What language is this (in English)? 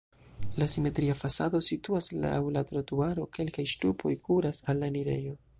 Esperanto